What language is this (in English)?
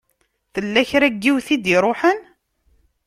Kabyle